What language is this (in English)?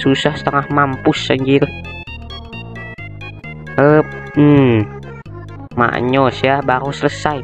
Indonesian